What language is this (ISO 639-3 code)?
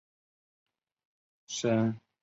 zho